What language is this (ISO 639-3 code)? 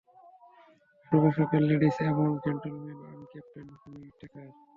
ben